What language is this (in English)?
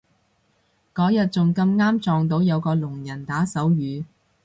Cantonese